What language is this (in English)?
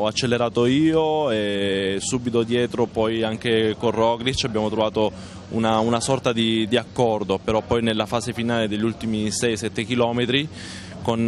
Italian